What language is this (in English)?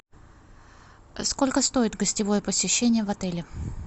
Russian